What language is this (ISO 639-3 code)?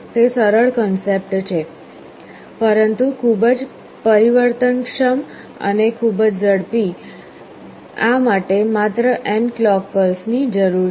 guj